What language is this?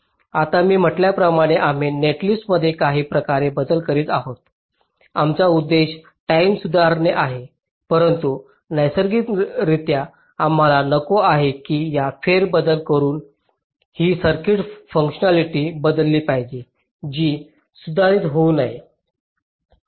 Marathi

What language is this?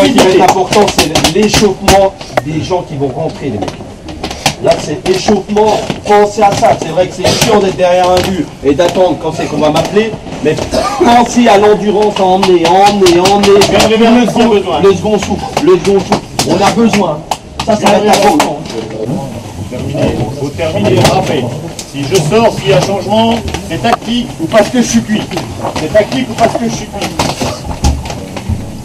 French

